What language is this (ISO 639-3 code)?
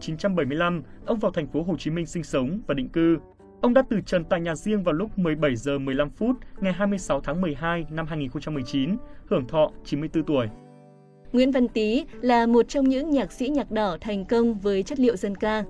vie